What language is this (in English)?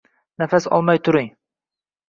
Uzbek